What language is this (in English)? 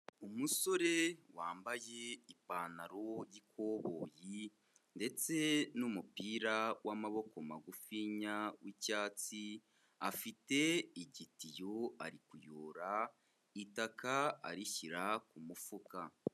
Kinyarwanda